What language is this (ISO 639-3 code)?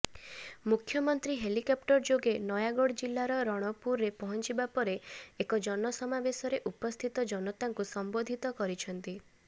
ori